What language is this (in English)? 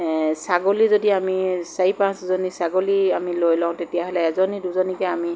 Assamese